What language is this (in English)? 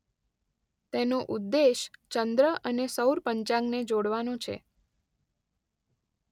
Gujarati